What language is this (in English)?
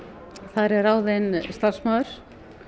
Icelandic